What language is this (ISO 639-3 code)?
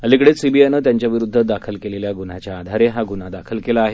mar